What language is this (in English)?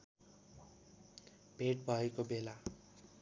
Nepali